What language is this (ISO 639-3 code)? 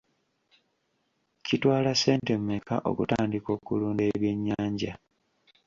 lug